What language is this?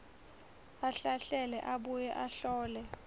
Swati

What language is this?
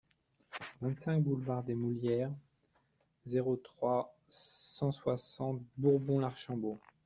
French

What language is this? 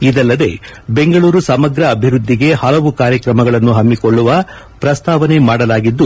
Kannada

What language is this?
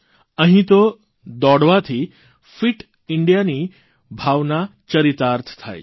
Gujarati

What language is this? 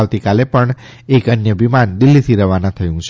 Gujarati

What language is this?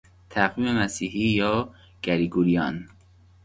Persian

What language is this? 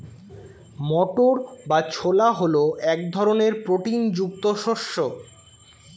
Bangla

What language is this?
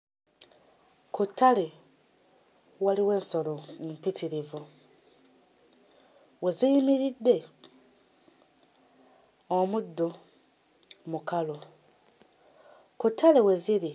Ganda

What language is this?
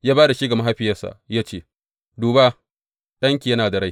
Hausa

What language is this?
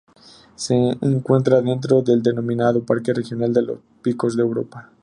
Spanish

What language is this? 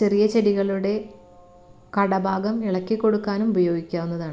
Malayalam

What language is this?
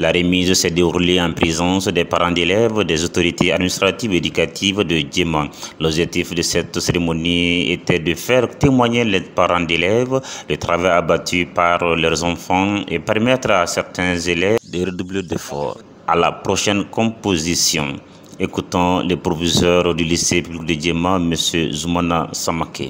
French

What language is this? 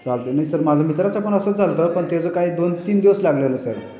Marathi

